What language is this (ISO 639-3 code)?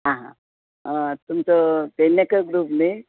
kok